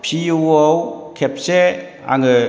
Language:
Bodo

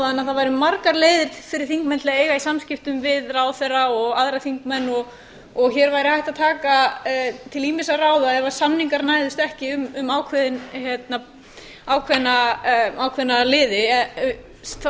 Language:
Icelandic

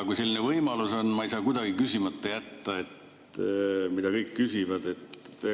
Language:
Estonian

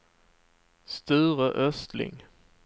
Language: Swedish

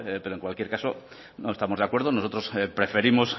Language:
Spanish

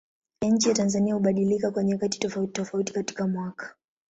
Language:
Swahili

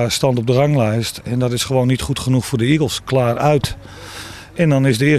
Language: Dutch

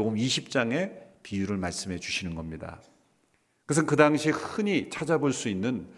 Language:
Korean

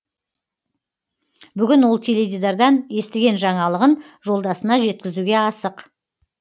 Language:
Kazakh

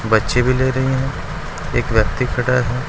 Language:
Hindi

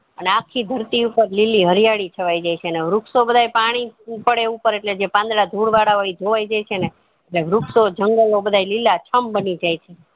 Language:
Gujarati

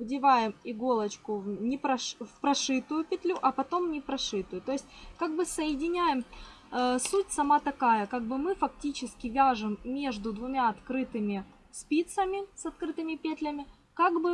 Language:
Russian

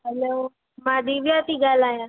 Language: Sindhi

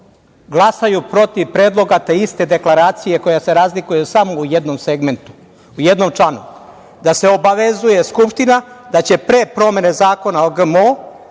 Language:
Serbian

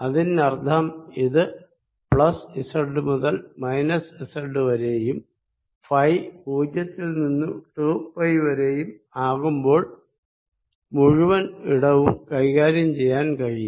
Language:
Malayalam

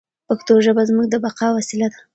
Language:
Pashto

